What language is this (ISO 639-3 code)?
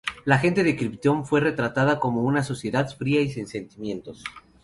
spa